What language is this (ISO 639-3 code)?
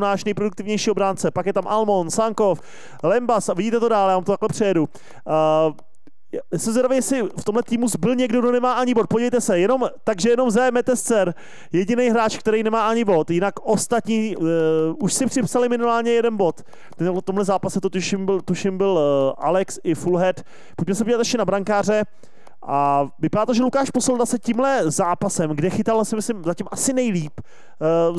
ces